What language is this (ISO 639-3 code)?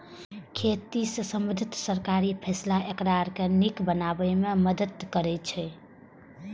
mai